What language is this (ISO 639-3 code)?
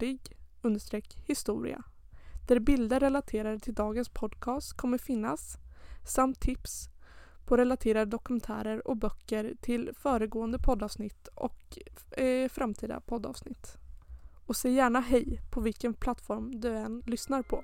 swe